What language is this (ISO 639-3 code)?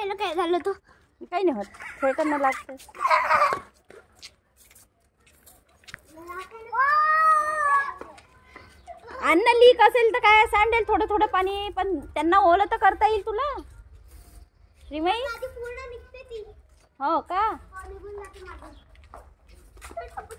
ara